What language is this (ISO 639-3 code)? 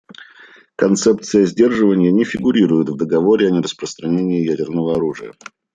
rus